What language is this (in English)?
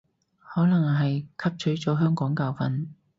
Cantonese